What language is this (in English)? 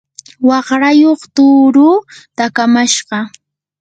Yanahuanca Pasco Quechua